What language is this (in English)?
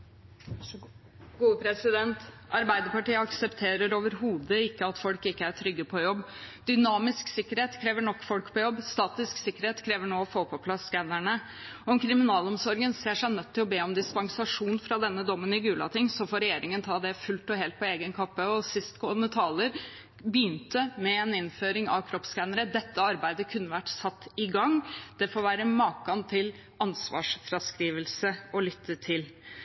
Norwegian Bokmål